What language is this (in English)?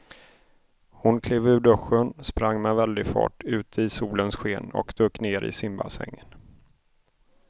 Swedish